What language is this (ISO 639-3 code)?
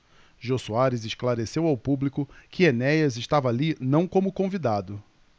por